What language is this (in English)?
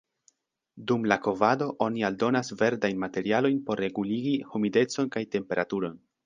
Esperanto